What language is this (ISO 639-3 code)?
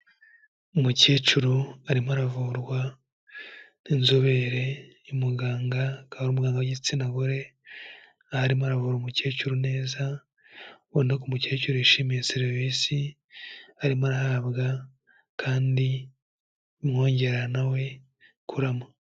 kin